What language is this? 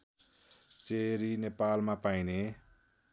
Nepali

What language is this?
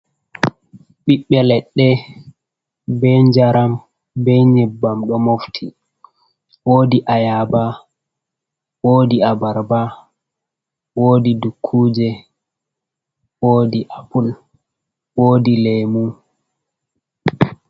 Fula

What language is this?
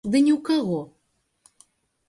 Belarusian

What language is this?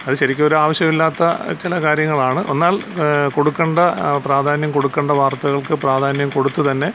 Malayalam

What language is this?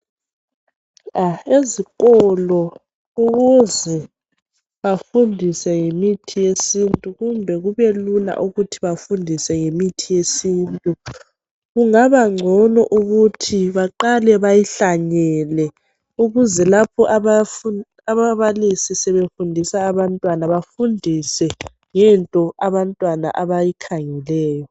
North Ndebele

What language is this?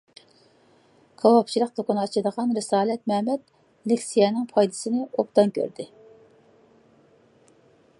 Uyghur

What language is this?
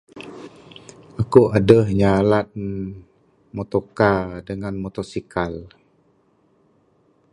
Bukar-Sadung Bidayuh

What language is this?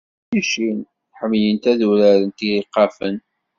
Kabyle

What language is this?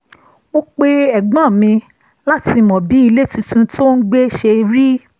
Yoruba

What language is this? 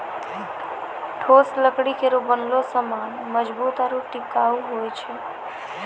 Maithili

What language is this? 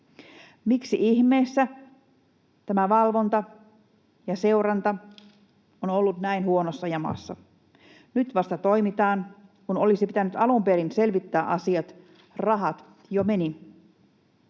Finnish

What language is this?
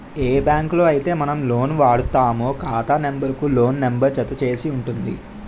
Telugu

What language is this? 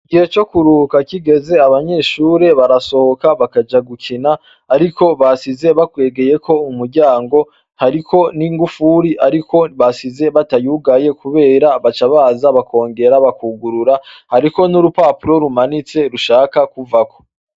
Rundi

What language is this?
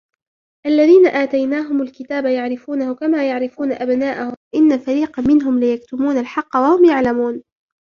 Arabic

